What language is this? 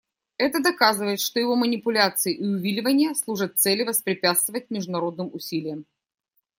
Russian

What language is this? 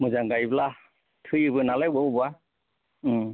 Bodo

